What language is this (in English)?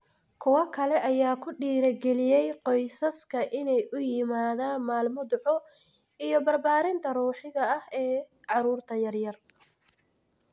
Somali